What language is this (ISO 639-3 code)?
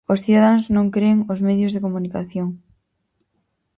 glg